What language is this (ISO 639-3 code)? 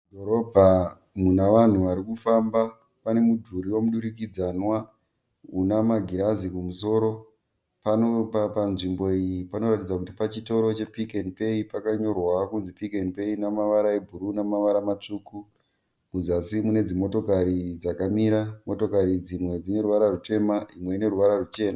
sna